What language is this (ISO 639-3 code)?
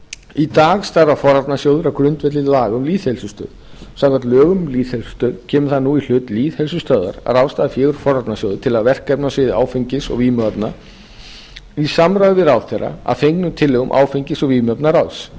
isl